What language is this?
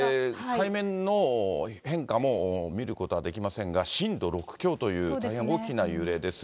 Japanese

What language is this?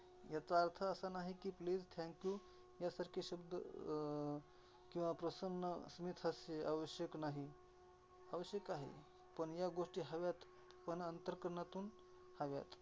Marathi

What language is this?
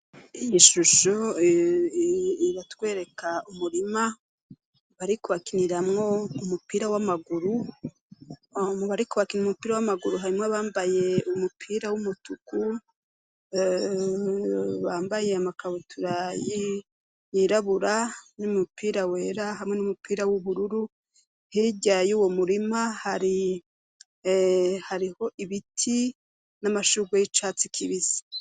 Rundi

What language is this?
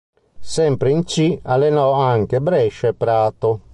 Italian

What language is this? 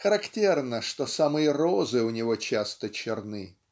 Russian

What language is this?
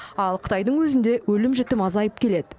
Kazakh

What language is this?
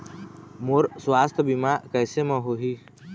Chhattisgarhi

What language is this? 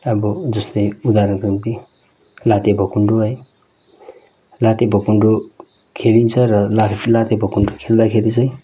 Nepali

